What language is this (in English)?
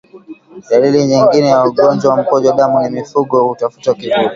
Swahili